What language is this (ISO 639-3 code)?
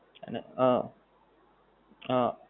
guj